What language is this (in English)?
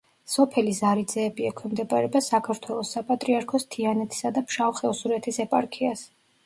Georgian